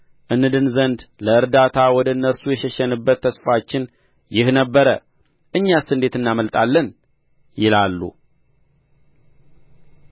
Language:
Amharic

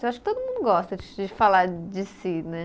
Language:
Portuguese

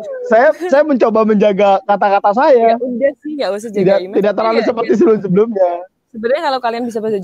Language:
Indonesian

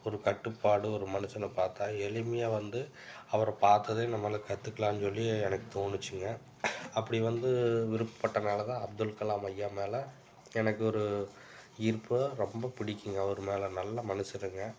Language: Tamil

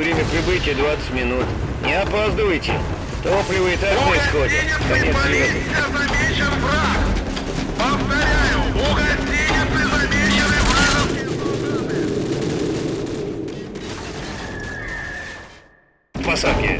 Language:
Russian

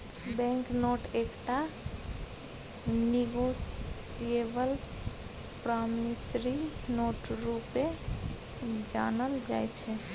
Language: Maithili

